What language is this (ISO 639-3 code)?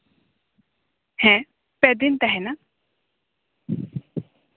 sat